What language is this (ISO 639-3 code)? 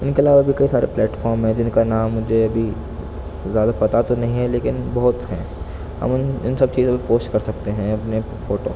urd